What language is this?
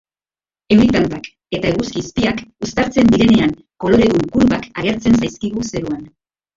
Basque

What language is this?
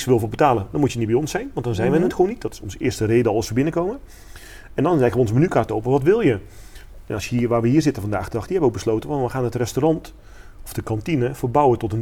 Dutch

